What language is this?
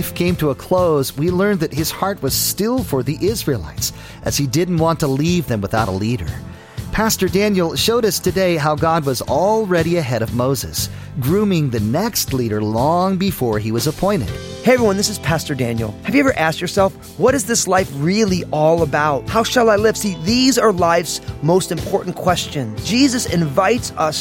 English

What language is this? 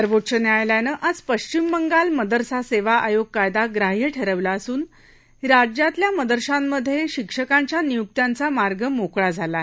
Marathi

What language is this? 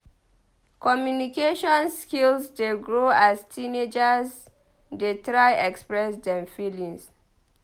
Nigerian Pidgin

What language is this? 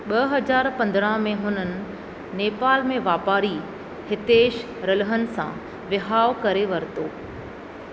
Sindhi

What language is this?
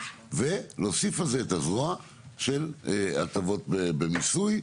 Hebrew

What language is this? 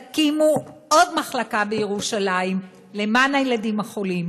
Hebrew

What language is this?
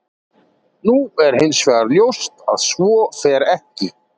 Icelandic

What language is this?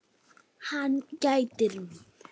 Icelandic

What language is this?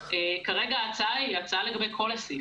Hebrew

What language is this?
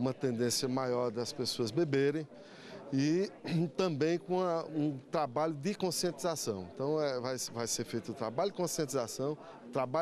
Portuguese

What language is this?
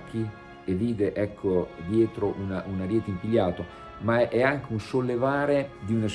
Italian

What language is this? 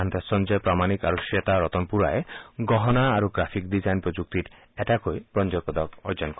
Assamese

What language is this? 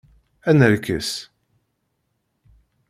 Kabyle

